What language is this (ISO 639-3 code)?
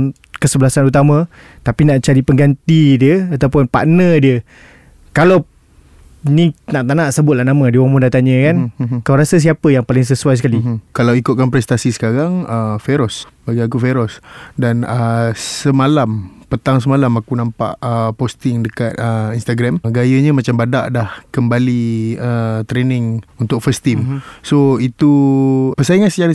msa